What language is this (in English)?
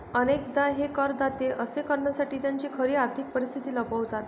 Marathi